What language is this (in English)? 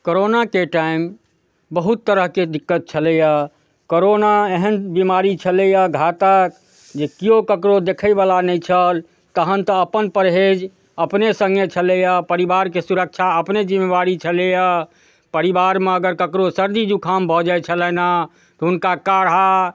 Maithili